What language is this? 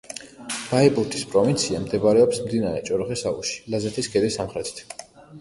Georgian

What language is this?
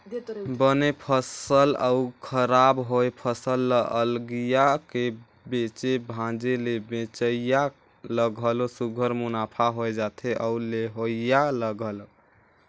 Chhattisgarhi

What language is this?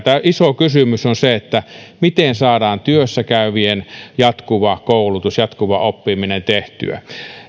Finnish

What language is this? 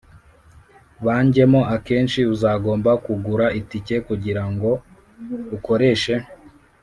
Kinyarwanda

